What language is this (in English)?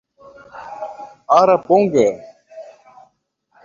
Portuguese